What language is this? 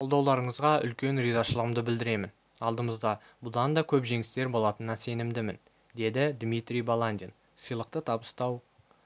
Kazakh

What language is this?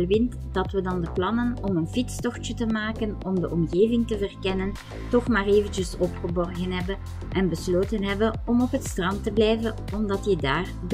Dutch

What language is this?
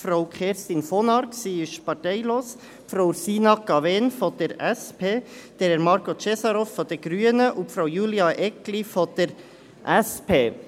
Swiss German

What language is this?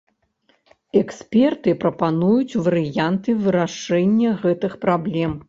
Belarusian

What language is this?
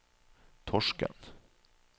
Norwegian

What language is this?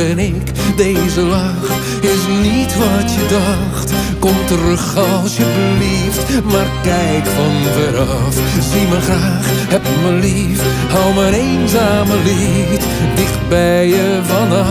Dutch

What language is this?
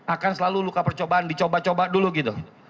Indonesian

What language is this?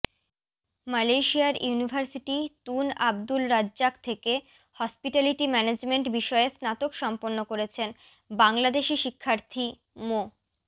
Bangla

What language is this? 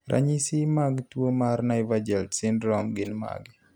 Luo (Kenya and Tanzania)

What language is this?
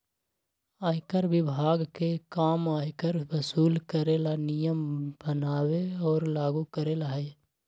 Magahi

